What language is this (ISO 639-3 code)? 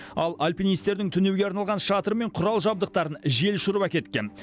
kaz